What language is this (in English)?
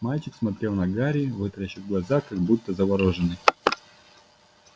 Russian